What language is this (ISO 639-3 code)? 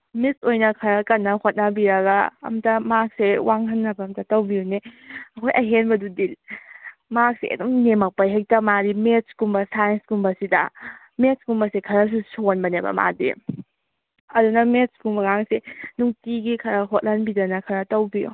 mni